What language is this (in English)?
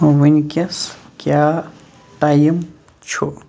Kashmiri